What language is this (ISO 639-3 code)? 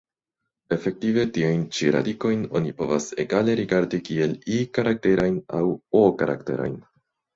epo